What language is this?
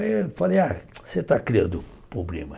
Portuguese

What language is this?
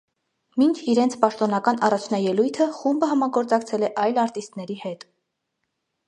Armenian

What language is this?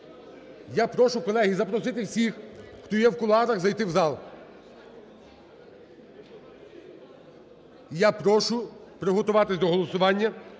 Ukrainian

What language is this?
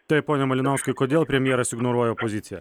Lithuanian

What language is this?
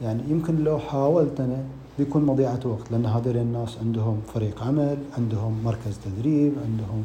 Arabic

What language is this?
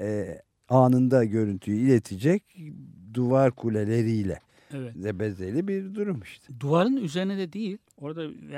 Turkish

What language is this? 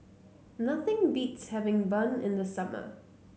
English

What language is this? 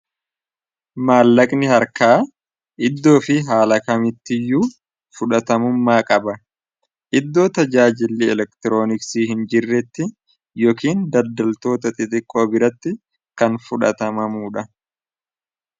Oromo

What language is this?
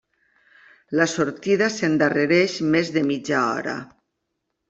Catalan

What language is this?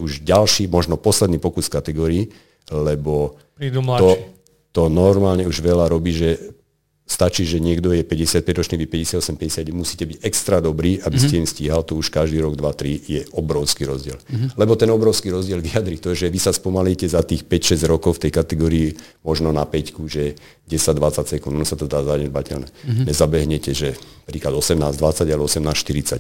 Slovak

